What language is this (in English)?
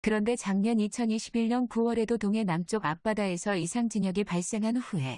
Korean